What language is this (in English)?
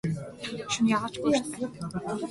Mongolian